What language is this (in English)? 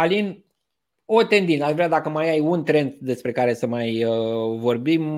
Romanian